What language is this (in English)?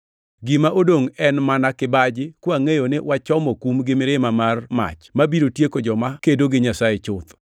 Luo (Kenya and Tanzania)